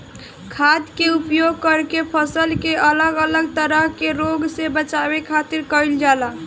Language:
Bhojpuri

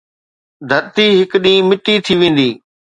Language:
Sindhi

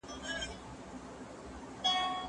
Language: Pashto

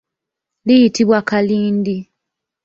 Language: Ganda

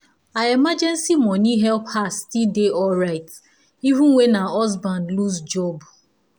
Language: Nigerian Pidgin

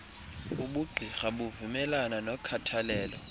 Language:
Xhosa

